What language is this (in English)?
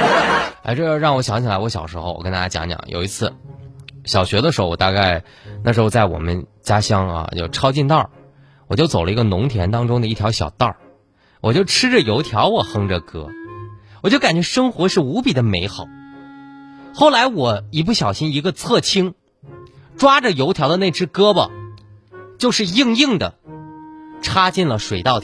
Chinese